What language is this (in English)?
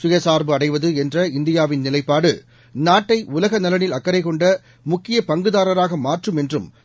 Tamil